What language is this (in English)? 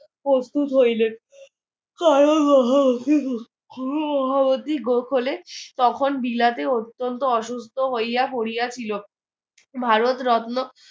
Bangla